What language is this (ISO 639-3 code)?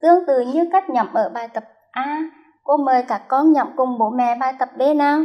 vie